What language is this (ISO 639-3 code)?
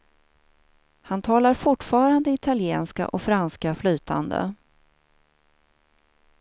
swe